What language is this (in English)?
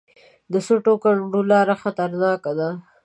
Pashto